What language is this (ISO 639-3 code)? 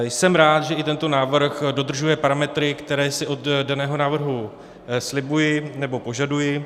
ces